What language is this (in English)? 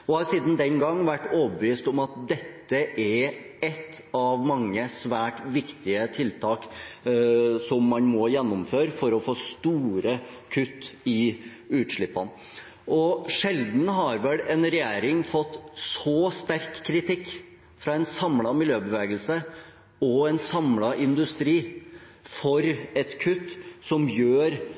Norwegian Bokmål